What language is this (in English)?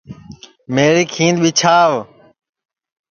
Sansi